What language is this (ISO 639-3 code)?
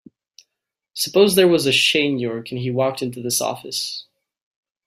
eng